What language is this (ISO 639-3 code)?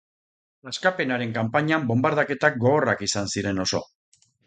eus